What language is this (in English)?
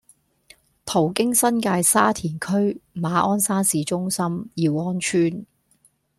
Cantonese